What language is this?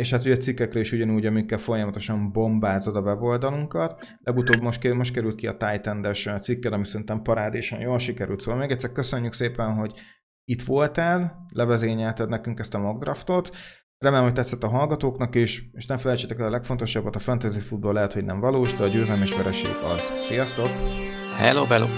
Hungarian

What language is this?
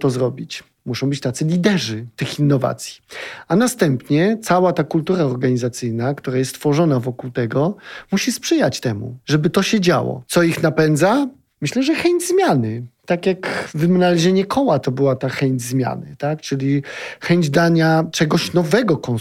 Polish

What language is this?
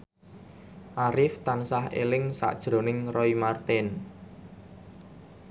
Javanese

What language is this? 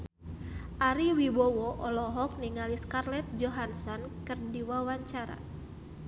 Sundanese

